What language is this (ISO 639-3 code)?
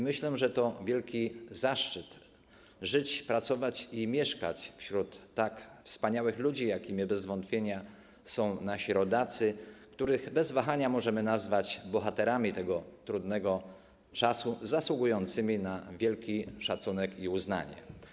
pol